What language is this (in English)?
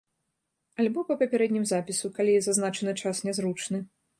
Belarusian